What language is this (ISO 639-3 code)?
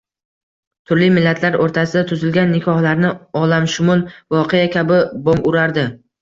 uzb